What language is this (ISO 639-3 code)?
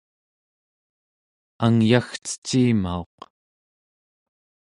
esu